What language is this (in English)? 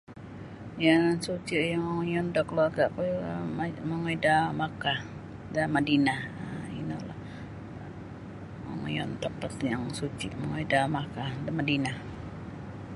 Sabah Bisaya